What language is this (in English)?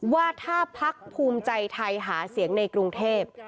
Thai